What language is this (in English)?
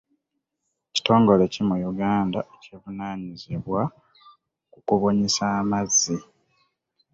Ganda